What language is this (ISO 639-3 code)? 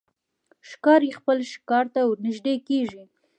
pus